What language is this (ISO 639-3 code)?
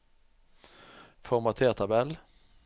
nor